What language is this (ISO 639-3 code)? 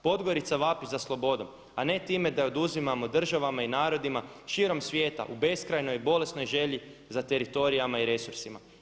hrv